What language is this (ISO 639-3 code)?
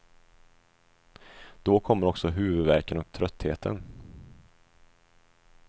swe